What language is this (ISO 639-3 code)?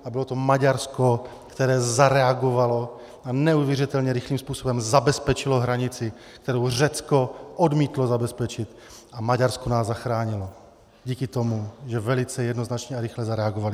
ces